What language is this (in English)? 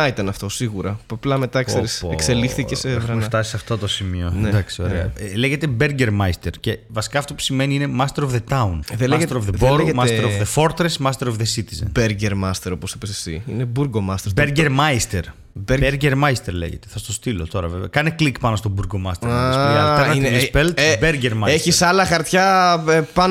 Greek